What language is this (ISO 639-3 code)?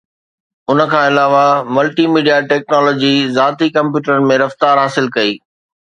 snd